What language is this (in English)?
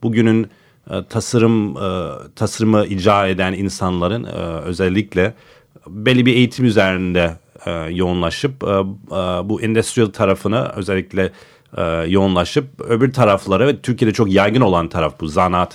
Turkish